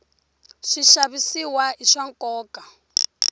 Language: Tsonga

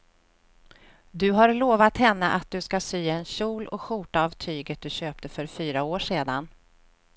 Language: Swedish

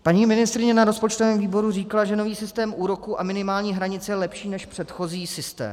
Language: Czech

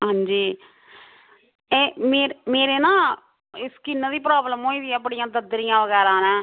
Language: Dogri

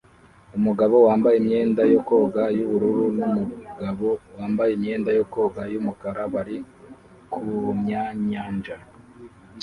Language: Kinyarwanda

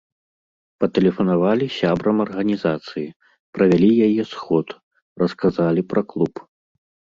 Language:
Belarusian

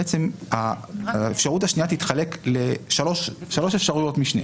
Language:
Hebrew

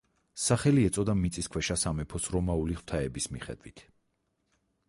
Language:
Georgian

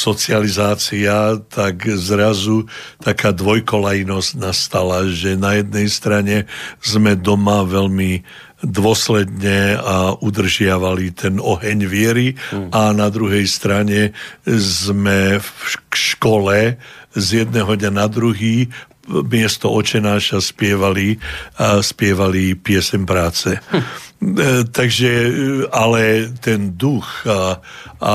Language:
Slovak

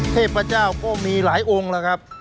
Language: Thai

